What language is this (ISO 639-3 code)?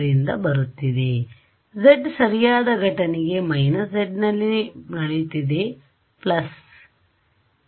kan